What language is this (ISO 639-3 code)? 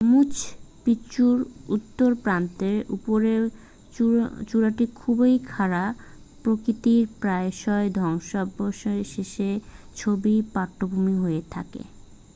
ben